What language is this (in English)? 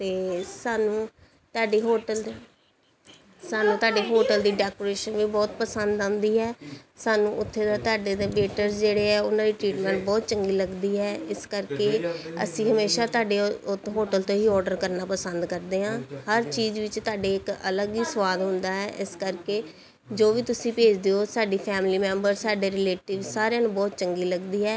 Punjabi